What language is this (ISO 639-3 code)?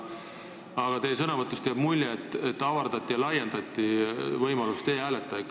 est